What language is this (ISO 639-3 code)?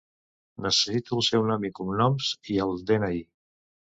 cat